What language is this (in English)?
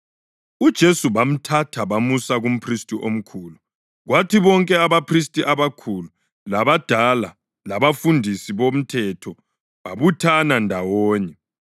North Ndebele